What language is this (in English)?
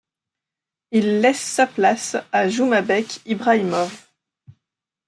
French